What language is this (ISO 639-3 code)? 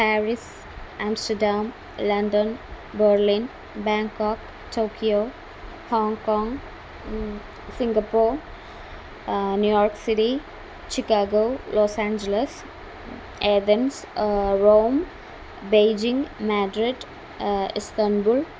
san